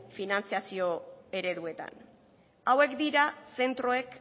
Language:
Basque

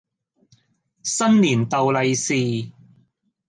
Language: Cantonese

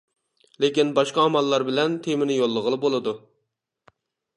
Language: Uyghur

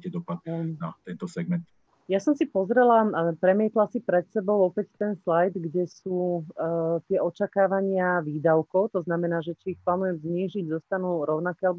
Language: Slovak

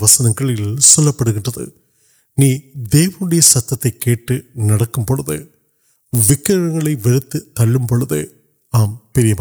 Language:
Urdu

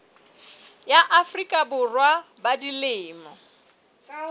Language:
Southern Sotho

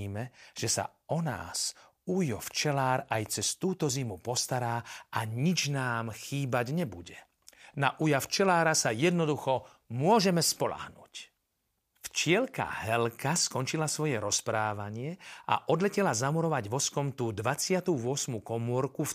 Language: Slovak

